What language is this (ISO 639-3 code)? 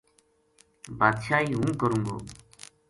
gju